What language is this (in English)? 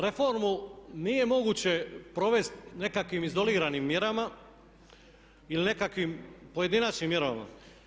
Croatian